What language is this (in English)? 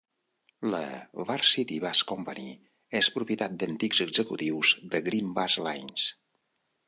Catalan